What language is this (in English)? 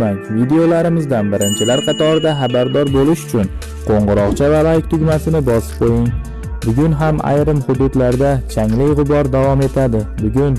Turkish